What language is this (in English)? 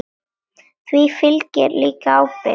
Icelandic